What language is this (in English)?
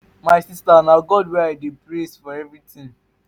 Nigerian Pidgin